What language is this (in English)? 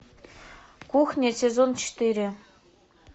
Russian